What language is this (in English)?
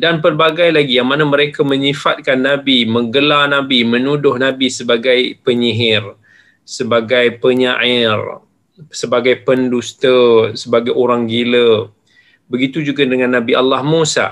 Malay